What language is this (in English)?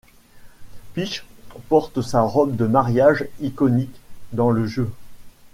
French